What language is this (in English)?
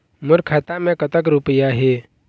Chhattisgarhi